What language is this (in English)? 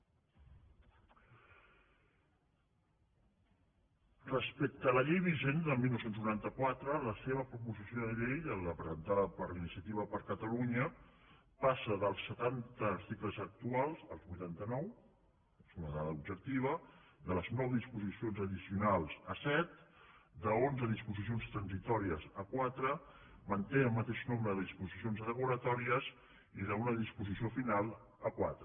Catalan